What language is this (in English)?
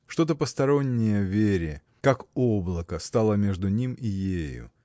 Russian